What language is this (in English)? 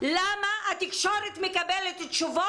Hebrew